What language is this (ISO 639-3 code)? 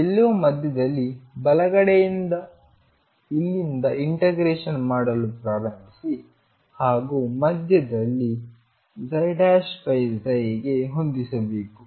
kan